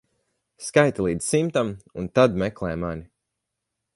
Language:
Latvian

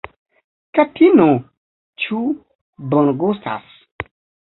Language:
Esperanto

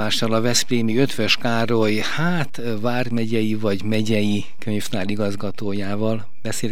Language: Hungarian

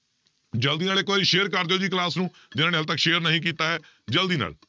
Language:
Punjabi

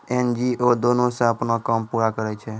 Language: Maithili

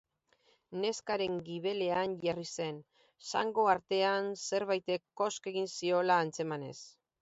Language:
Basque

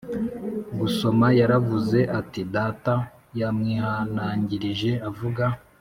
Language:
Kinyarwanda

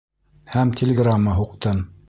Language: Bashkir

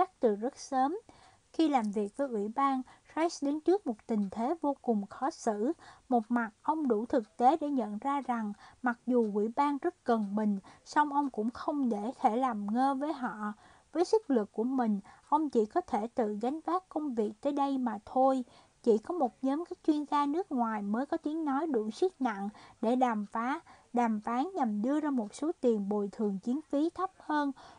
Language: Vietnamese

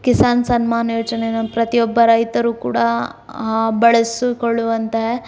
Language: Kannada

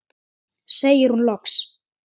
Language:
Icelandic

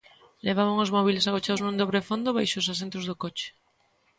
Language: Galician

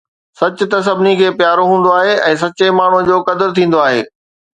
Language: Sindhi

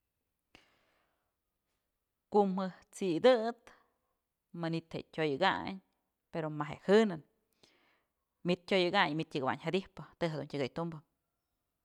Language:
Mazatlán Mixe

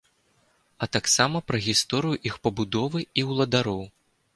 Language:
Belarusian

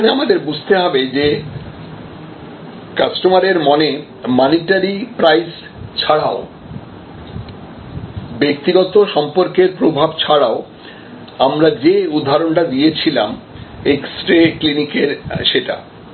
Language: Bangla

